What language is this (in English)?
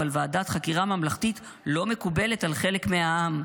Hebrew